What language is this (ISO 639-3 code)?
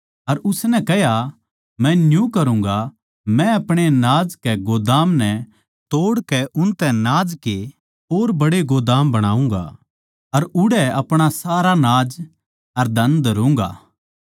bgc